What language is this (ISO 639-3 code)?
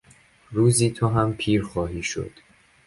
fas